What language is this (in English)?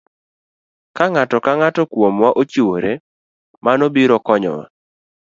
Luo (Kenya and Tanzania)